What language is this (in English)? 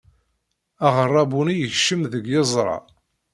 Kabyle